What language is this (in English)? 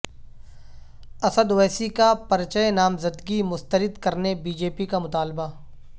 Urdu